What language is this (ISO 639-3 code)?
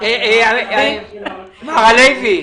heb